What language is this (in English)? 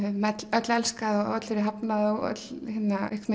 Icelandic